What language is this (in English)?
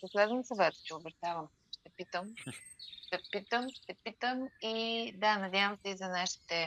Bulgarian